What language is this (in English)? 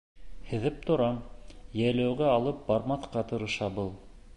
Bashkir